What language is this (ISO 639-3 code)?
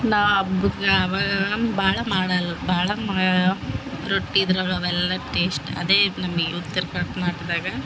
kan